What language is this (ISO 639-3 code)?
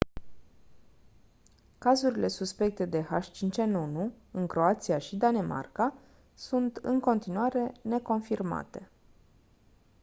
ron